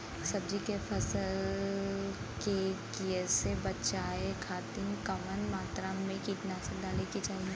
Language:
Bhojpuri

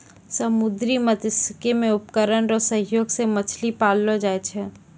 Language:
Maithili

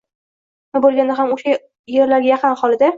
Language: Uzbek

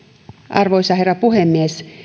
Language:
Finnish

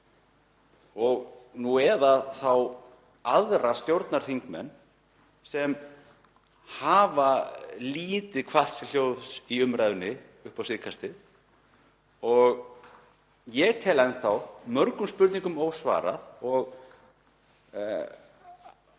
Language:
Icelandic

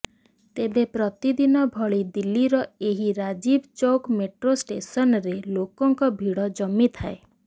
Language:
Odia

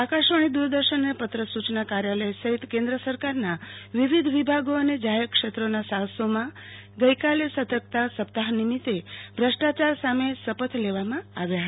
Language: Gujarati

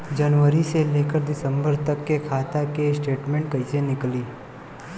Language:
Bhojpuri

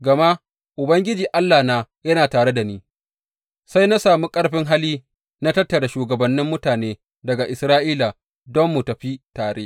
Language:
Hausa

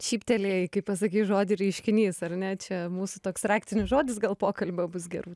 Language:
Lithuanian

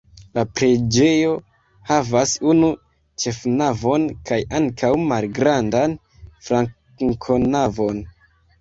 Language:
Esperanto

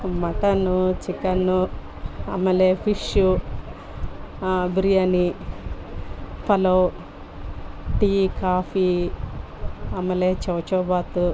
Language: Kannada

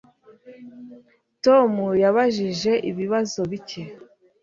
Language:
Kinyarwanda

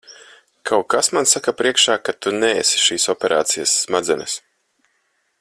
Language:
Latvian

